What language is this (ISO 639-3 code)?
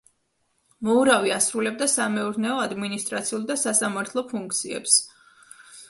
kat